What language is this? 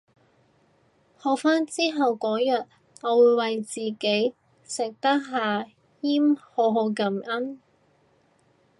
Cantonese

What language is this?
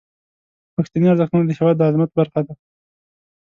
Pashto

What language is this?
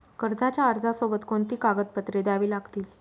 Marathi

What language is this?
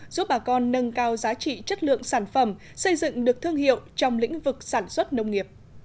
Vietnamese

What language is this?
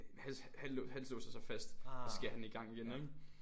Danish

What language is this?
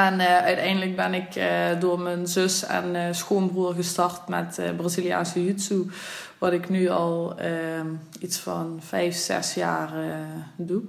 Dutch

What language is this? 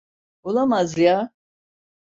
Turkish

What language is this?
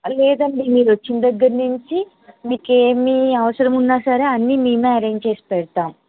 Telugu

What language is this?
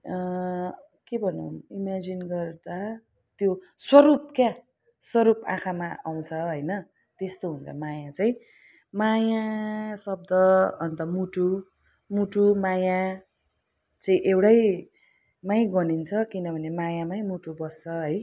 Nepali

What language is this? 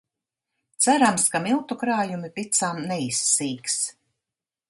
Latvian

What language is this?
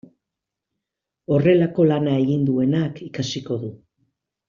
Basque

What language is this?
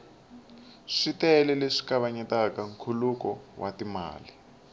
Tsonga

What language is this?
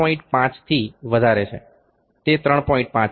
Gujarati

